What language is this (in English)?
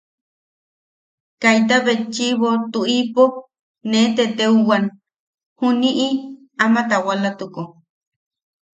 Yaqui